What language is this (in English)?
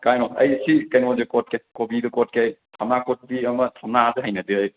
Manipuri